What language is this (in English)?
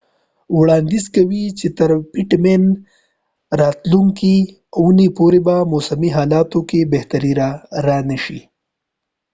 Pashto